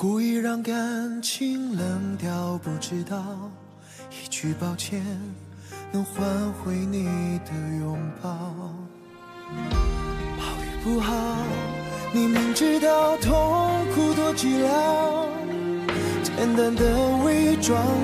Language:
Vietnamese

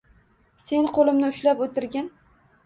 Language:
Uzbek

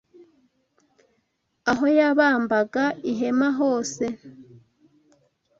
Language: Kinyarwanda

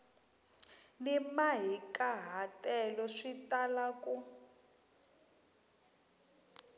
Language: Tsonga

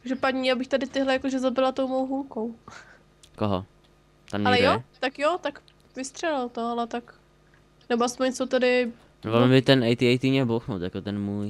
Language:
Czech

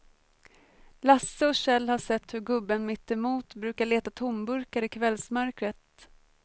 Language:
Swedish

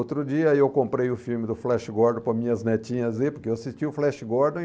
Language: Portuguese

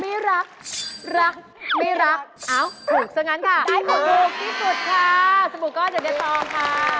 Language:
Thai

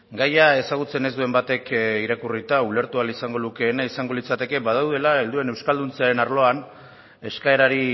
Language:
Basque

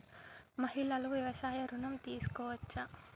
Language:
Telugu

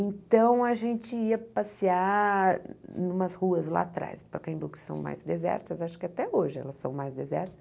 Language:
Portuguese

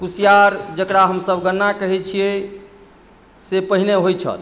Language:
Maithili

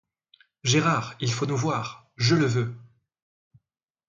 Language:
French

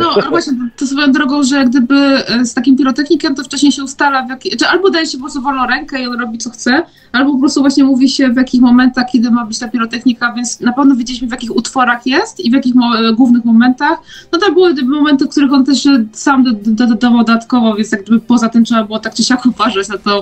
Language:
Polish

